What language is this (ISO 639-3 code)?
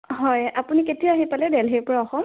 asm